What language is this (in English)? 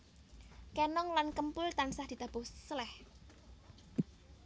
Javanese